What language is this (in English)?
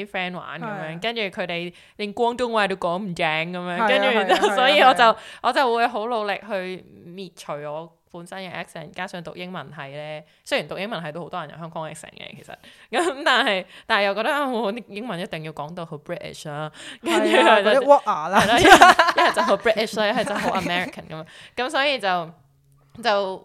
Chinese